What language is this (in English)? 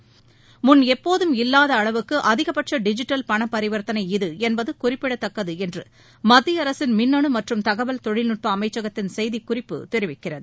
Tamil